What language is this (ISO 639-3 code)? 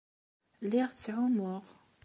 kab